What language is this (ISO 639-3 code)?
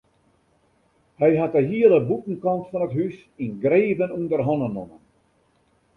fry